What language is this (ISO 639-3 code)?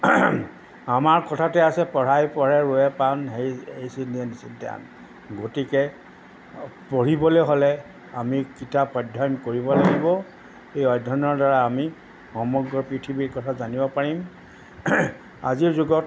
asm